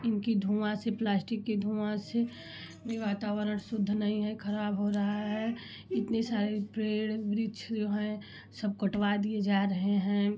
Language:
Hindi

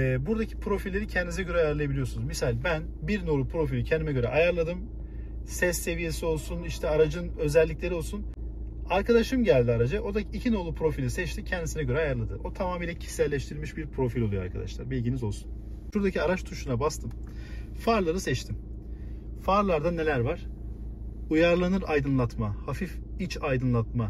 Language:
Turkish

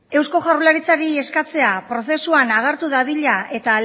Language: Basque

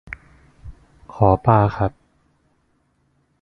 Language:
Thai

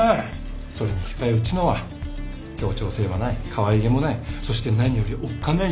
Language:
Japanese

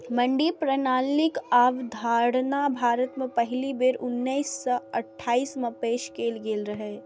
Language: Maithili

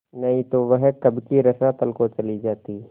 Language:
Hindi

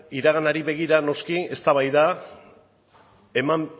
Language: Basque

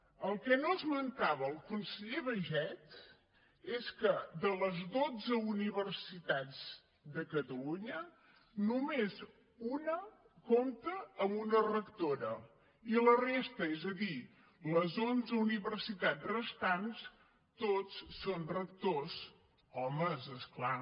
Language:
Catalan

